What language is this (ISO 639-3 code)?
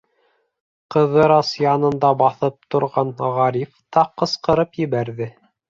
bak